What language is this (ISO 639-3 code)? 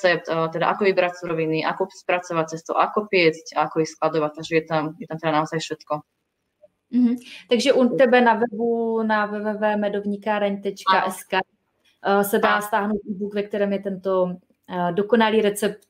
ces